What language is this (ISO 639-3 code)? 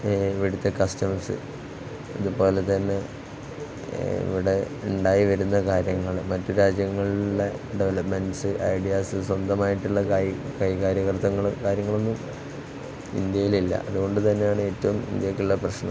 mal